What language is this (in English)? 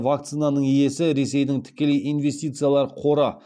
Kazakh